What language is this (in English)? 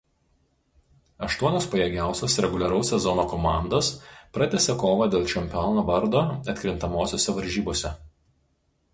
Lithuanian